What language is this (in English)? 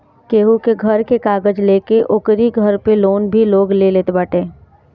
Bhojpuri